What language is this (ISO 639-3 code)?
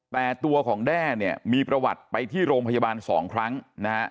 tha